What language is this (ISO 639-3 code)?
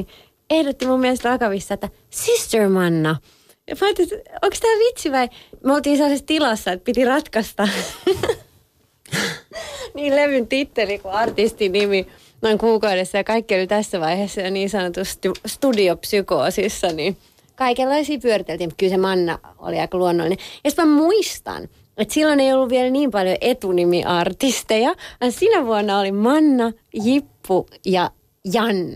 fin